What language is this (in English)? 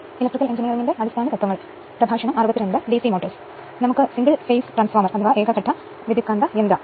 Malayalam